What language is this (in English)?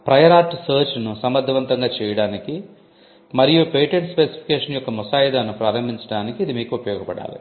Telugu